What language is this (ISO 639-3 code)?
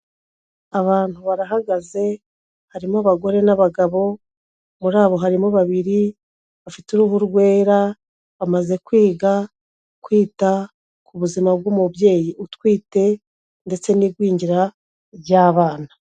kin